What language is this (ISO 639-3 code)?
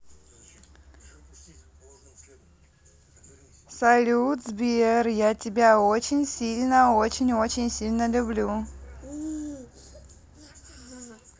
rus